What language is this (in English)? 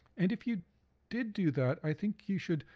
English